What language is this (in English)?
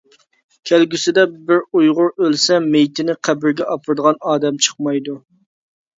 Uyghur